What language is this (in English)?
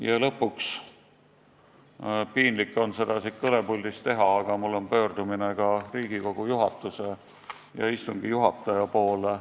Estonian